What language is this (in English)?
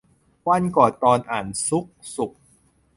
Thai